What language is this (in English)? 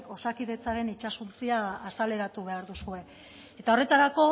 Basque